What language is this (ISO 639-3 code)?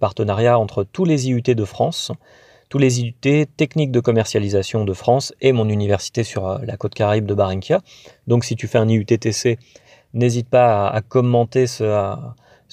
fra